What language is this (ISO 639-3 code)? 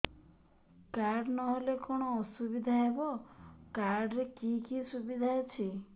ori